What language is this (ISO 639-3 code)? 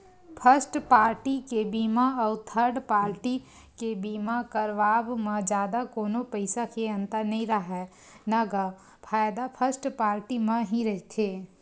hne